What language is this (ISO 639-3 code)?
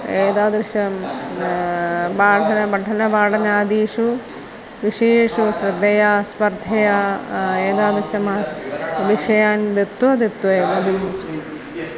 san